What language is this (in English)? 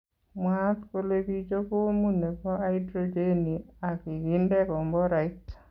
Kalenjin